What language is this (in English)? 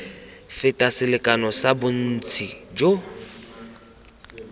Tswana